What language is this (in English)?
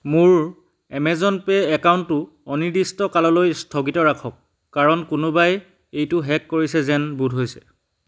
Assamese